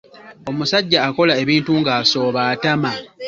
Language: Ganda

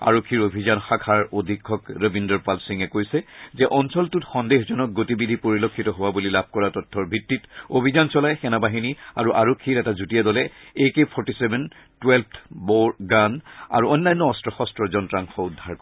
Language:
Assamese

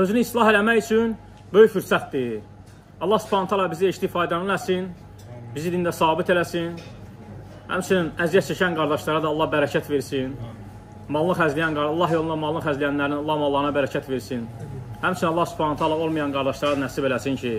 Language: Turkish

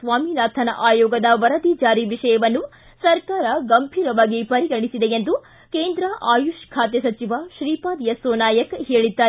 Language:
Kannada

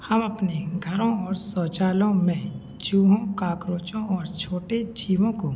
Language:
Hindi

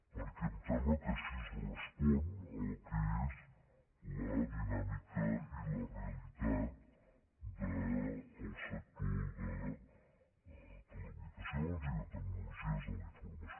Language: Catalan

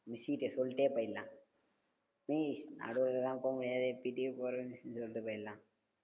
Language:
Tamil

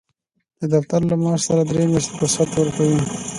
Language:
Pashto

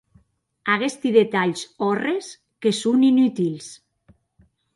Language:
Occitan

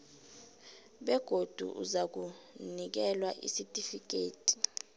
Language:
South Ndebele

